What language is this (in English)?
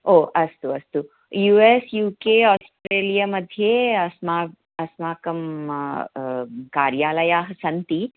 Sanskrit